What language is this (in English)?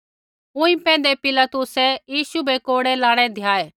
Kullu Pahari